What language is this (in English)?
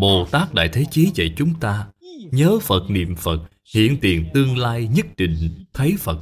Vietnamese